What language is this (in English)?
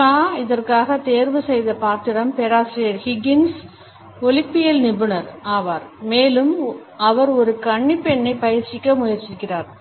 Tamil